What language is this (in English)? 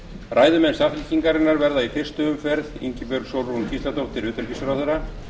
Icelandic